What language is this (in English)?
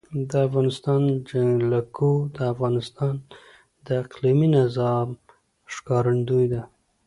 Pashto